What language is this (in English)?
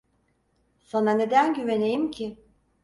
Turkish